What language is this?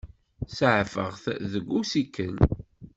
Kabyle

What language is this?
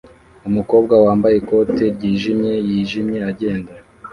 Kinyarwanda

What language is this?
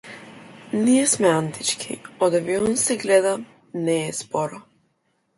Macedonian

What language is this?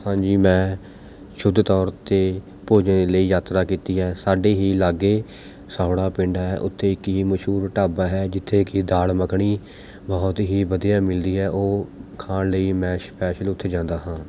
Punjabi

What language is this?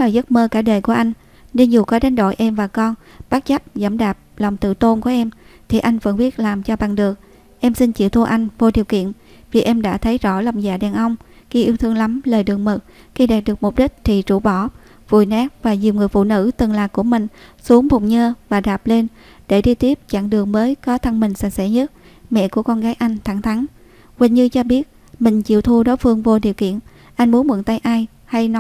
Vietnamese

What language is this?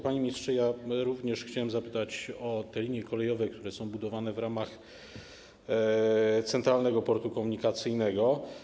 Polish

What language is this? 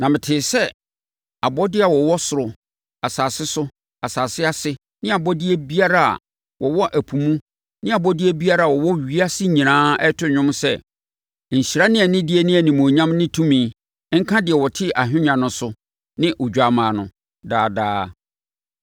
Akan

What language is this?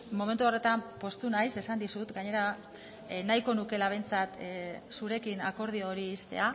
Basque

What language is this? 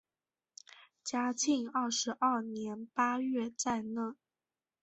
Chinese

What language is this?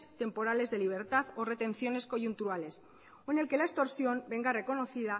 Spanish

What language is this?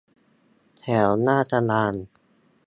Thai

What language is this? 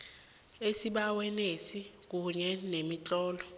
South Ndebele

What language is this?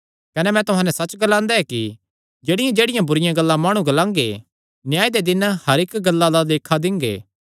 Kangri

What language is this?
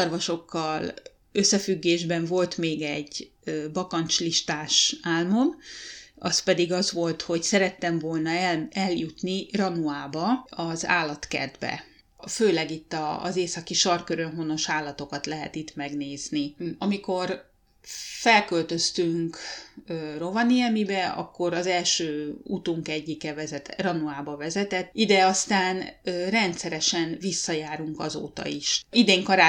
Hungarian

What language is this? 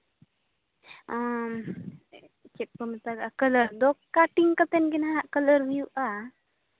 Santali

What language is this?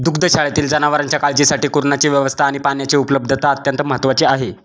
Marathi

